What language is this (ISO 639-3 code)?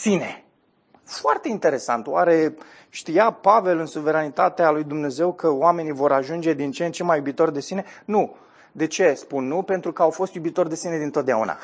ron